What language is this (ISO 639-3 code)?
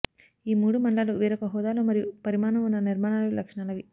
tel